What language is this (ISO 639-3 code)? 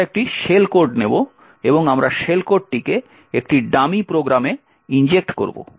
ben